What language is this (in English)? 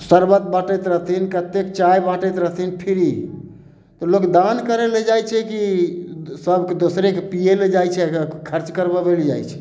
Maithili